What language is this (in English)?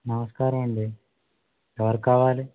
Telugu